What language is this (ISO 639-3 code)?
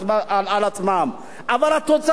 heb